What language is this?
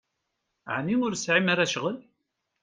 Kabyle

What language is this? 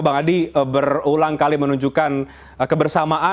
Indonesian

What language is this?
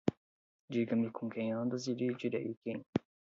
Portuguese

